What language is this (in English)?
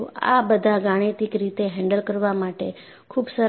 Gujarati